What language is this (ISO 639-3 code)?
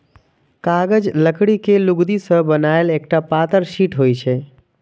mai